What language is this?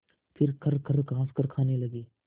Hindi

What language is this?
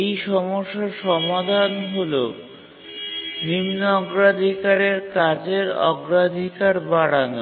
Bangla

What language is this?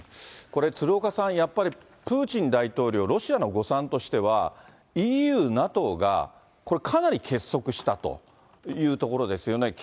Japanese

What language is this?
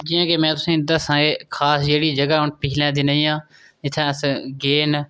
Dogri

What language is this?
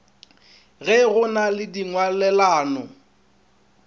Northern Sotho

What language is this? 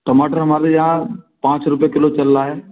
Hindi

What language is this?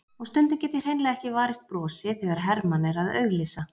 Icelandic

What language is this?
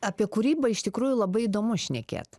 Lithuanian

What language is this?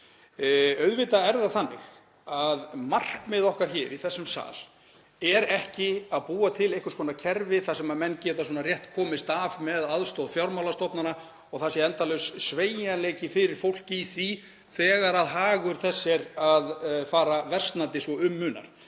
Icelandic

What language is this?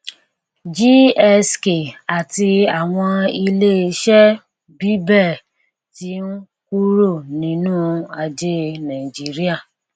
Yoruba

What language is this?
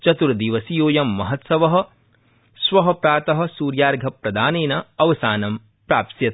Sanskrit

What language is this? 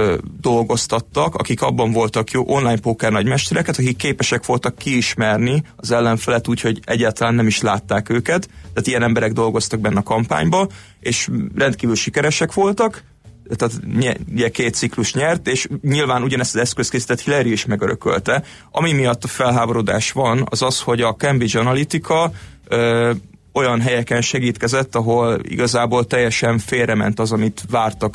Hungarian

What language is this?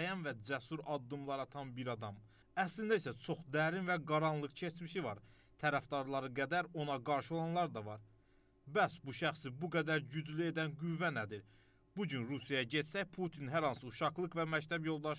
Turkish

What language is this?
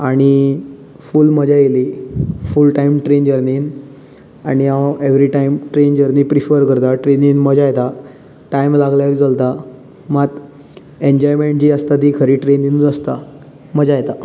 Konkani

